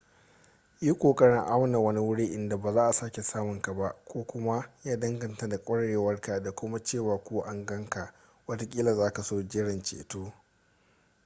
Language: Hausa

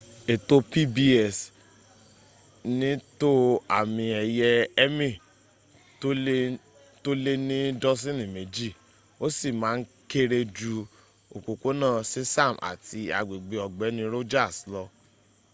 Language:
Yoruba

